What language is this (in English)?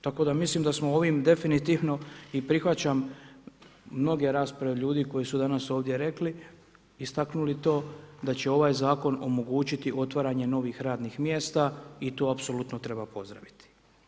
Croatian